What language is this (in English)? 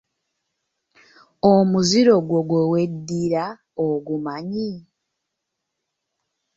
Ganda